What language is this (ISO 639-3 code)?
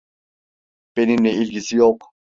tur